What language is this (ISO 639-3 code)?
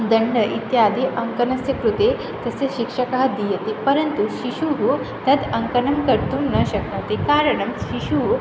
san